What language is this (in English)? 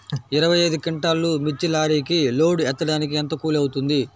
Telugu